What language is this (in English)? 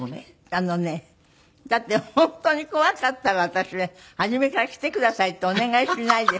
Japanese